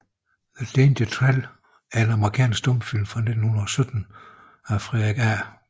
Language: Danish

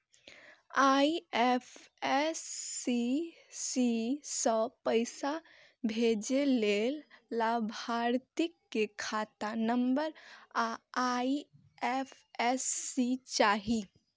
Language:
Maithili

